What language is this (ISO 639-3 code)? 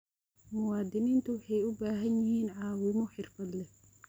som